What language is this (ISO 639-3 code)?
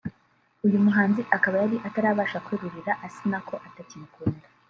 kin